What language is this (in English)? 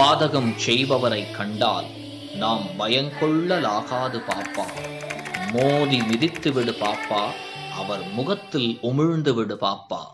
Tamil